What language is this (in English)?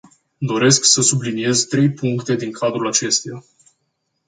Romanian